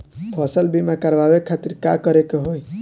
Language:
Bhojpuri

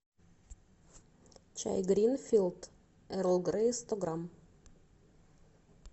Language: Russian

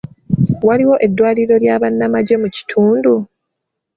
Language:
Ganda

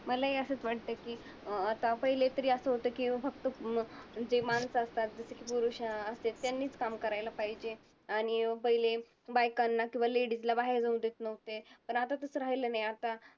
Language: Marathi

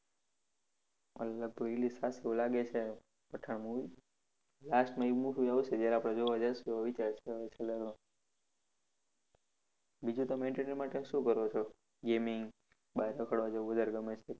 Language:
Gujarati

